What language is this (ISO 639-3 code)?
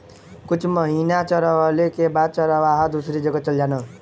bho